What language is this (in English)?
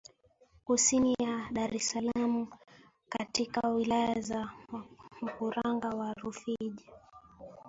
Swahili